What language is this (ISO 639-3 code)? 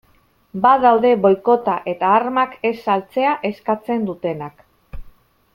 eus